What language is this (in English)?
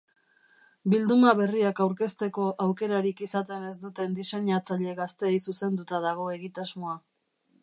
Basque